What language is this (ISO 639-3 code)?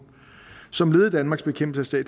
dan